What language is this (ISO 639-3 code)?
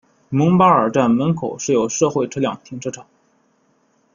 zho